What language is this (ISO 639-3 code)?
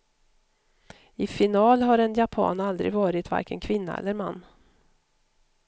swe